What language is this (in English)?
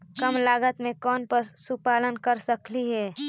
Magahi